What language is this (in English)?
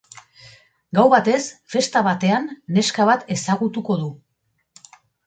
Basque